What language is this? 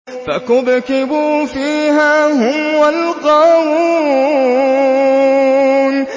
Arabic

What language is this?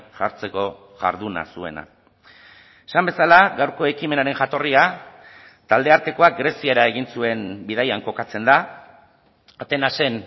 Basque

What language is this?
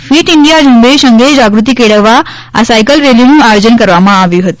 Gujarati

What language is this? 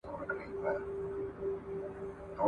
Pashto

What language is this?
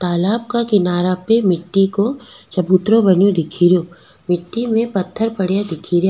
Rajasthani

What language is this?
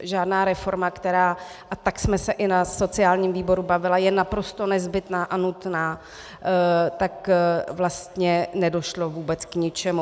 Czech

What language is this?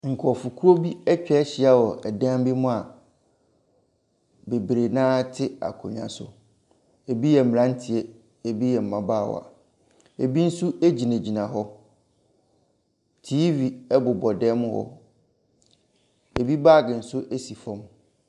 Akan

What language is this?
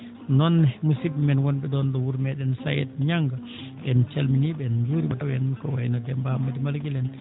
Fula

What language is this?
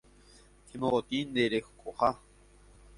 Guarani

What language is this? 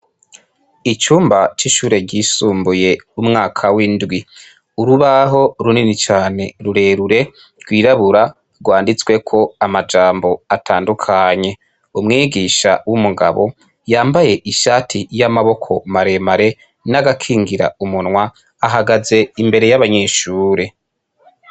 Rundi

